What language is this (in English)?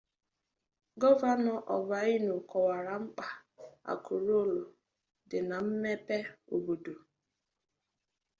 Igbo